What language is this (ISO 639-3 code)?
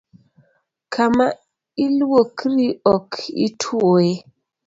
luo